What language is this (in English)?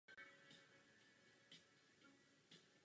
Czech